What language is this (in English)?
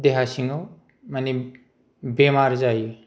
Bodo